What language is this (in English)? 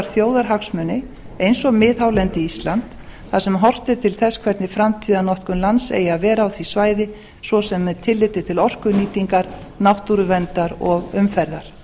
Icelandic